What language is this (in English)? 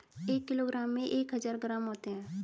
Hindi